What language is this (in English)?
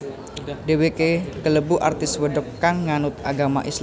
Javanese